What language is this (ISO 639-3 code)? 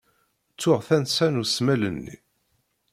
kab